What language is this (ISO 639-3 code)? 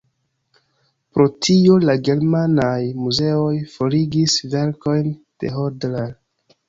epo